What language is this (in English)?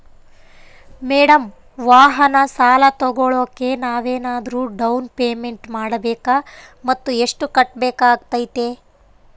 Kannada